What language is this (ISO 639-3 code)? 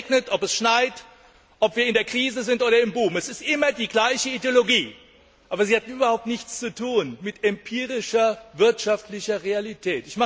deu